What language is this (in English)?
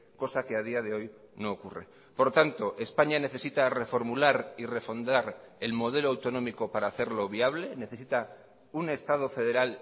Spanish